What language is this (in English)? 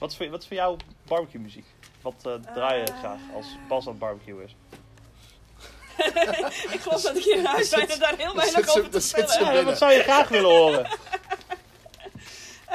Dutch